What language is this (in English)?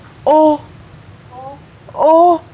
Vietnamese